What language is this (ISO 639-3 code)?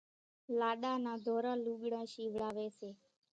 gjk